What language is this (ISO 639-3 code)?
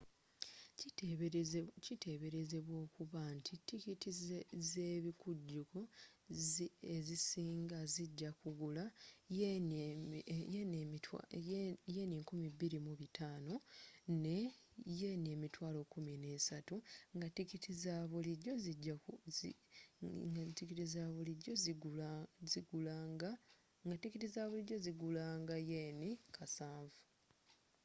lug